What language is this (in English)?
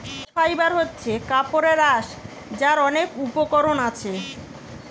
Bangla